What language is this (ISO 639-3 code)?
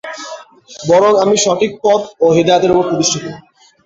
ben